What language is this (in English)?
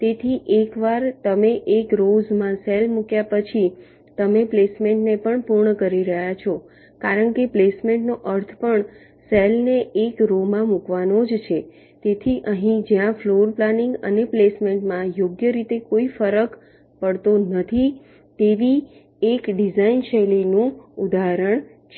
Gujarati